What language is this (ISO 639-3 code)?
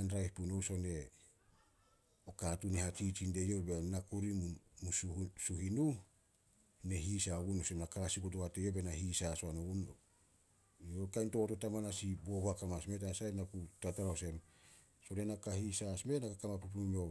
sol